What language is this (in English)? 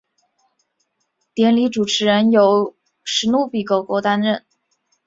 Chinese